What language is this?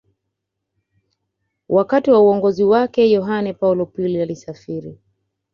Swahili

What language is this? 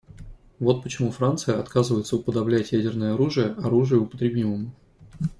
Russian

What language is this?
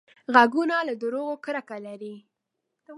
Pashto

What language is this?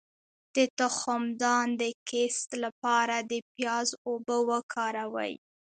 Pashto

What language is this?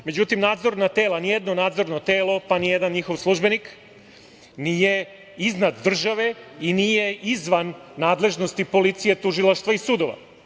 Serbian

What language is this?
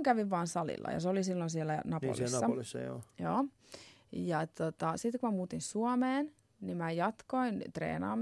Finnish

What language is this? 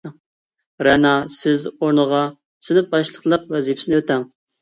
Uyghur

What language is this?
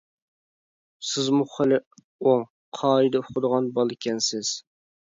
Uyghur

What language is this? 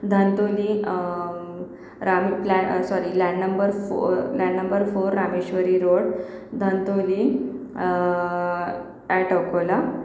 Marathi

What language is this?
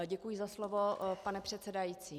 Czech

